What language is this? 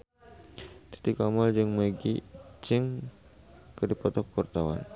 Sundanese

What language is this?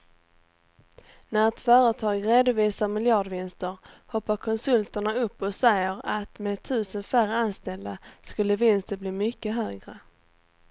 Swedish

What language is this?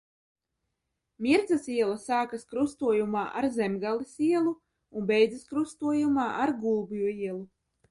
Latvian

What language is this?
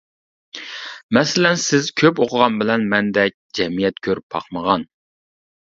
Uyghur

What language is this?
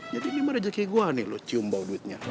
Indonesian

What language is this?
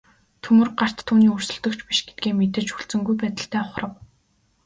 Mongolian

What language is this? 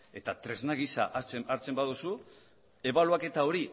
Basque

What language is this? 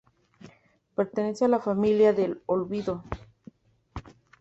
Spanish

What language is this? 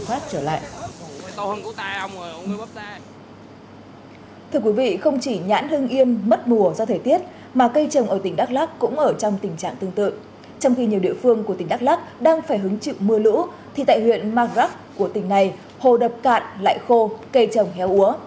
Vietnamese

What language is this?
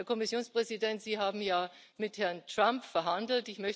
German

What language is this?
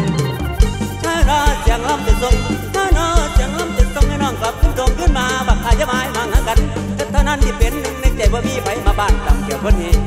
Thai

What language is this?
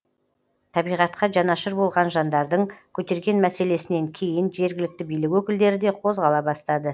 Kazakh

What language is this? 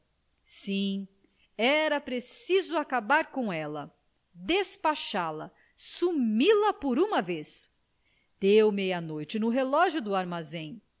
Portuguese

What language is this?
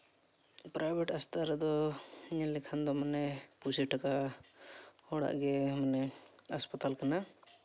Santali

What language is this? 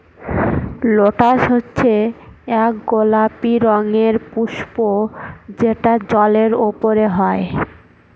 Bangla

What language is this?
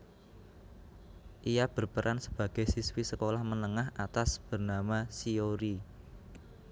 Javanese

